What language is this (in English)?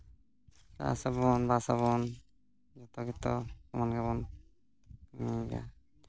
Santali